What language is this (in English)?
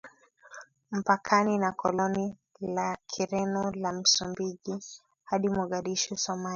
Swahili